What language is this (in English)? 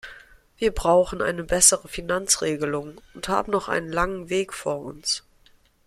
German